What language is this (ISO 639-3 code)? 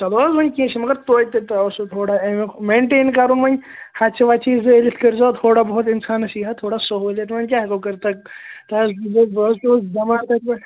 kas